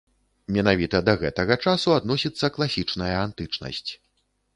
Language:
Belarusian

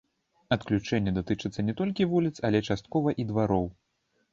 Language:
Belarusian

